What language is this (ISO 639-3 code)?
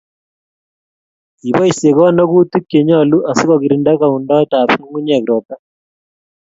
kln